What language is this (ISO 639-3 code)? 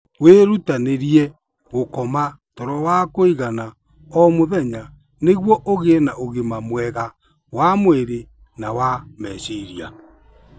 kik